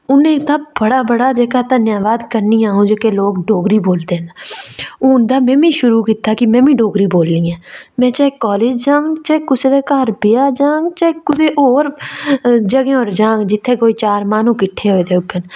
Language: Dogri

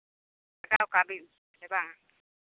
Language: Santali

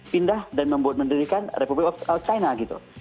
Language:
Indonesian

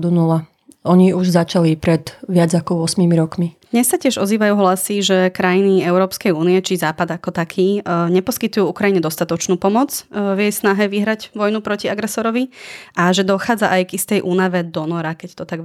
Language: Slovak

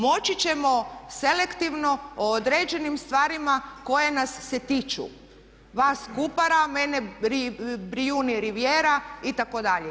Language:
Croatian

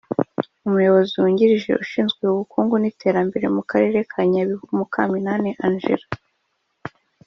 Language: Kinyarwanda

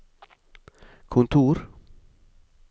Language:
Norwegian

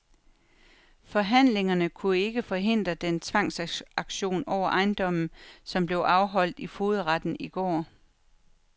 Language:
Danish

